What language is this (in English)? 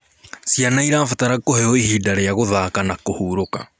Kikuyu